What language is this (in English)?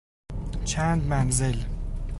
Persian